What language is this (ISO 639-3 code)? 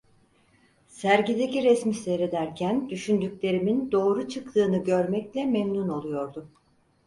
tur